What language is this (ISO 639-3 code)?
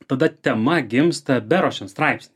lit